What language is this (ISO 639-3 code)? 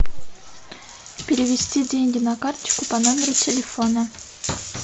rus